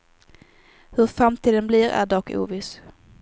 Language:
Swedish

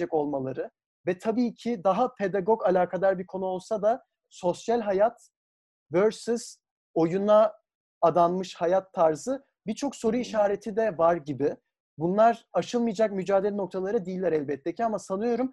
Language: Turkish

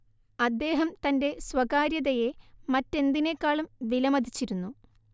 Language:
Malayalam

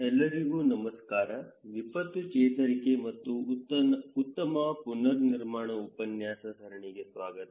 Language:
Kannada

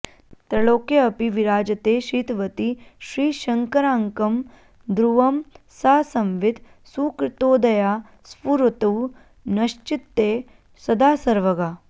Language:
Sanskrit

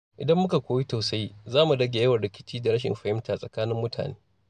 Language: Hausa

